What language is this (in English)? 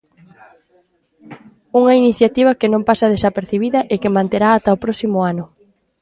Galician